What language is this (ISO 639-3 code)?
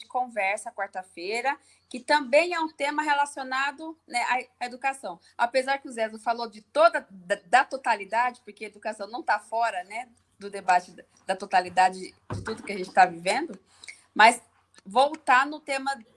por